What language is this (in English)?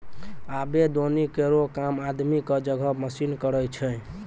Maithili